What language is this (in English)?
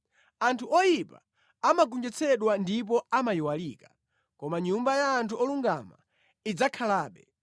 Nyanja